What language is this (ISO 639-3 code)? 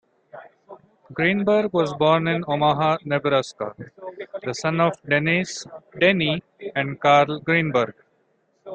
eng